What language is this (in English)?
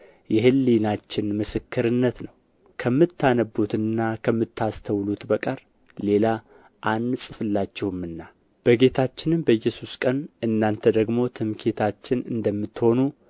Amharic